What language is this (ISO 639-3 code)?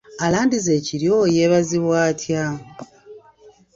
lug